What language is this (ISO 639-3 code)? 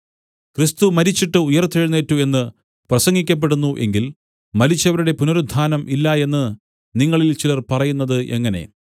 mal